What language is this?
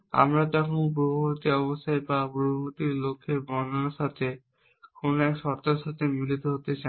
Bangla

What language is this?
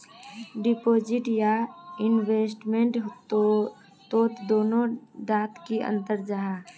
Magahi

